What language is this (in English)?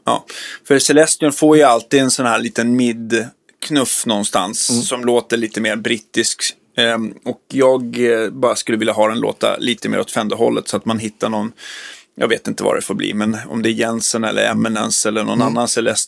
Swedish